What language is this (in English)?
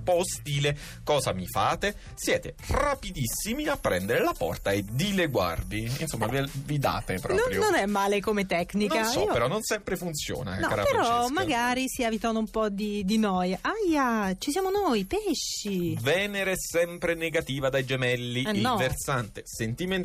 Italian